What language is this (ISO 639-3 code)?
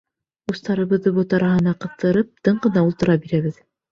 bak